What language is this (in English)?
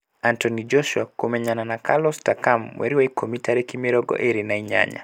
Kikuyu